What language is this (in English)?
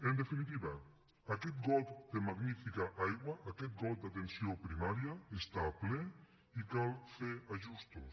Catalan